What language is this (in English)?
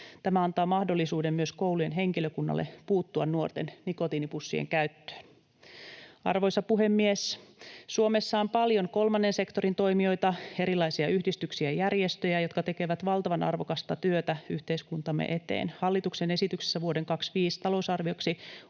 Finnish